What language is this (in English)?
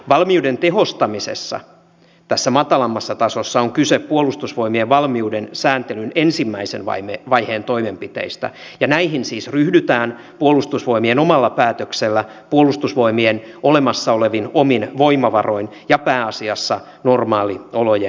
Finnish